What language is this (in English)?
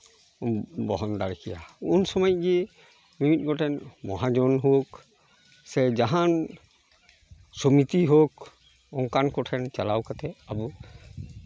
Santali